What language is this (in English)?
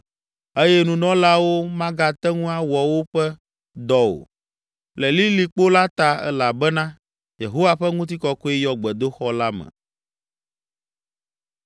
Ewe